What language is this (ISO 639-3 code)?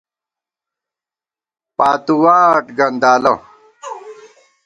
gwt